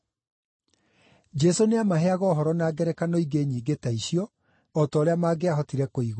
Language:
Kikuyu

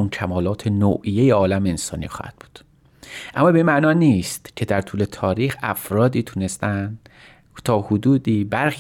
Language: Persian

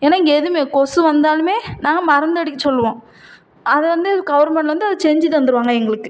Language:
Tamil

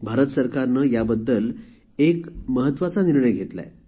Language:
Marathi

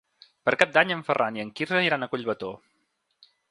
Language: Catalan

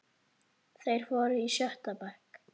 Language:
Icelandic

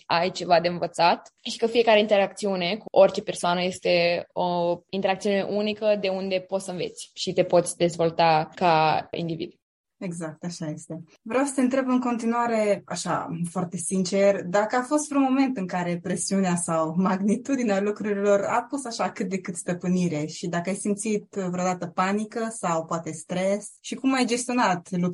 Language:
Romanian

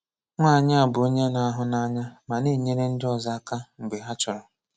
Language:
Igbo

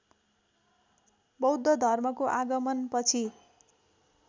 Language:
Nepali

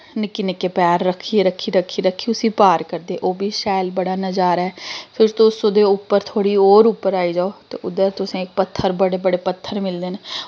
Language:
Dogri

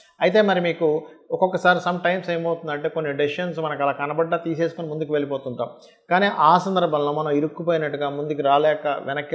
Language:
Telugu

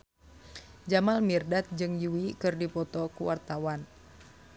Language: Sundanese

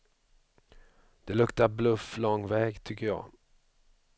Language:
Swedish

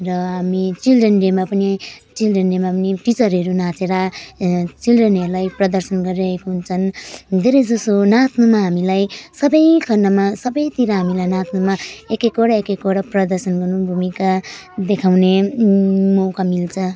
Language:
Nepali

